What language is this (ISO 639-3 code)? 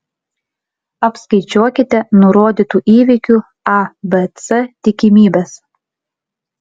lit